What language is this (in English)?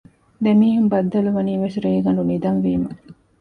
Divehi